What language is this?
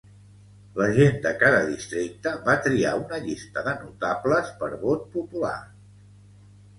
Catalan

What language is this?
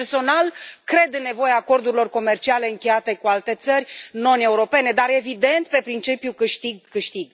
Romanian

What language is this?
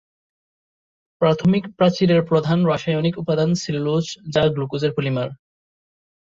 Bangla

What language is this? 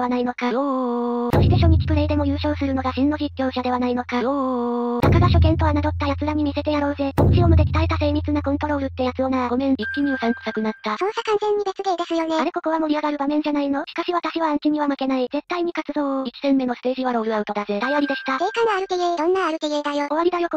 Japanese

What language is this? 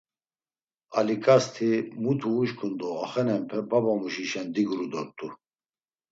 Laz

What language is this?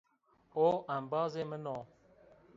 Zaza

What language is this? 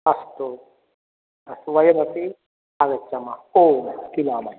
Sanskrit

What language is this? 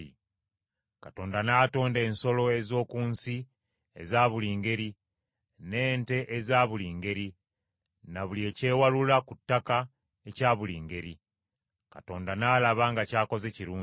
Ganda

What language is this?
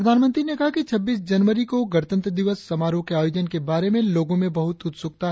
Hindi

